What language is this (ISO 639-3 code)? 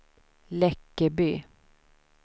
swe